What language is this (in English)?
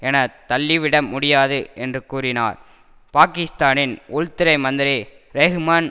Tamil